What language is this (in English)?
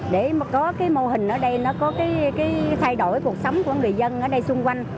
Vietnamese